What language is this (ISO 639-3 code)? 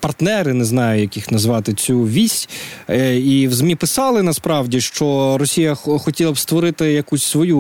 ukr